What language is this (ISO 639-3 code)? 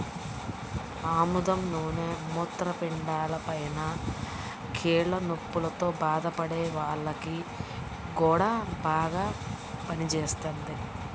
tel